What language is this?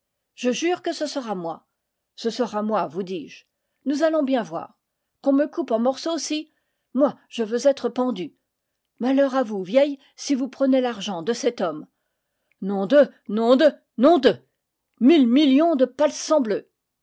French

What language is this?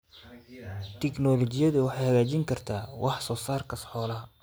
Somali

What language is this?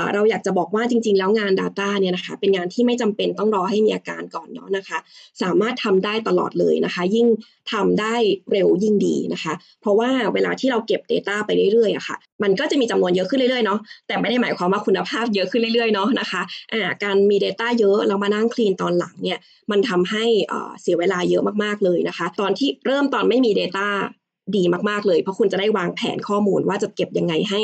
Thai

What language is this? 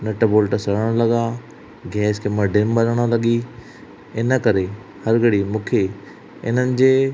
Sindhi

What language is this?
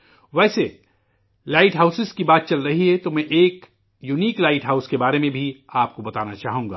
Urdu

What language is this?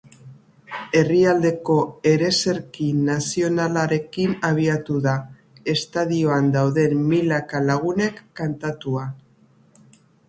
Basque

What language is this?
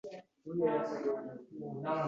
Uzbek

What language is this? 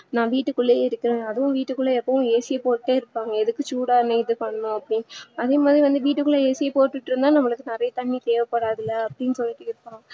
Tamil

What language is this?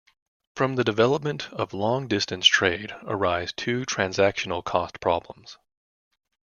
English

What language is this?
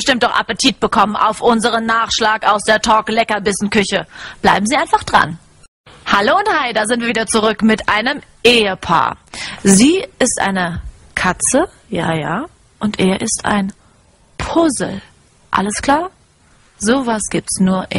German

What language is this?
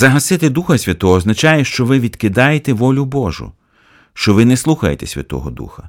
Ukrainian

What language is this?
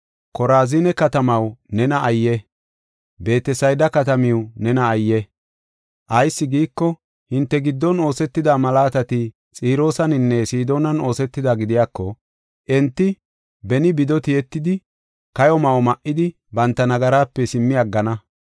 Gofa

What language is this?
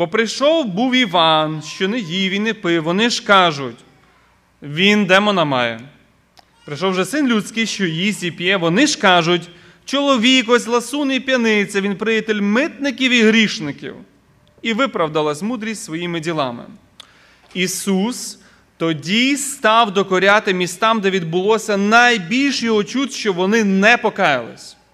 Ukrainian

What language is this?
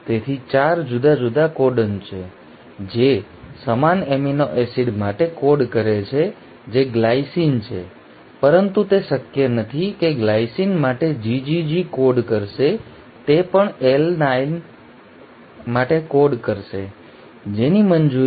Gujarati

